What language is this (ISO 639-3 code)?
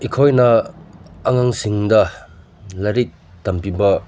mni